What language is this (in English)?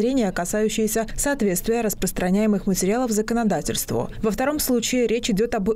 Russian